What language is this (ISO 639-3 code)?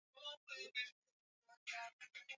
swa